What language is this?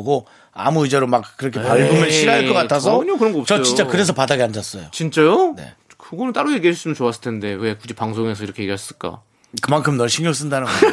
Korean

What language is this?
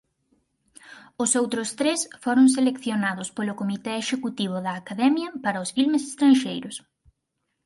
Galician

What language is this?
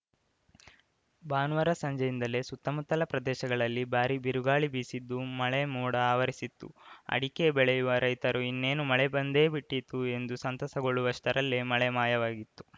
Kannada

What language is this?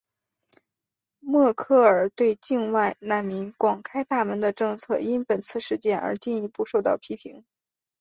Chinese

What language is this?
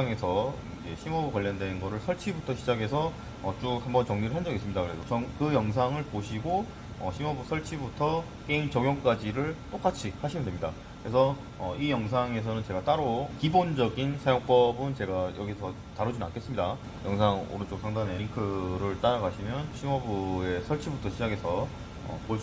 Korean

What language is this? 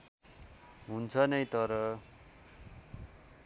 Nepali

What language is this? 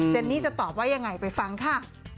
Thai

